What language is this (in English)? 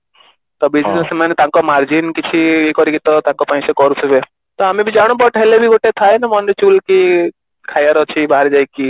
Odia